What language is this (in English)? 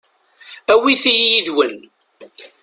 Kabyle